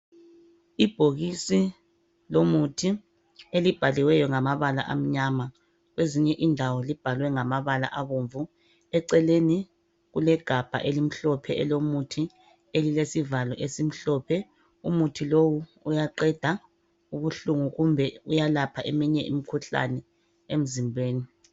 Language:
North Ndebele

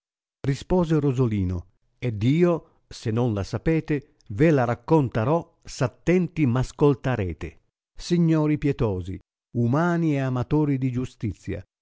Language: Italian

